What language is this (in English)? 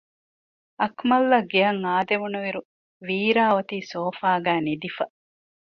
Divehi